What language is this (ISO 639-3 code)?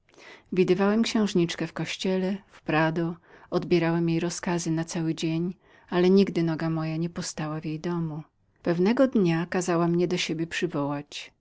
pol